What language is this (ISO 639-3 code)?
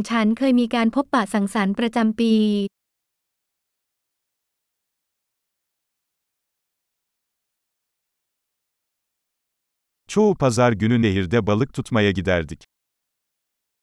tur